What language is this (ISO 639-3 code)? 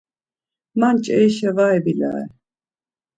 lzz